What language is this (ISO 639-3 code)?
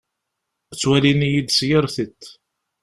kab